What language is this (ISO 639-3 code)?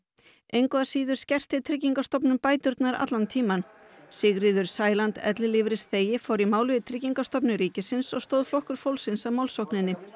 isl